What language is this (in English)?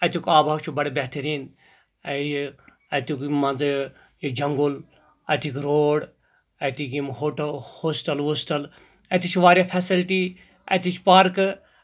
Kashmiri